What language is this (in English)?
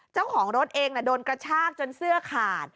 Thai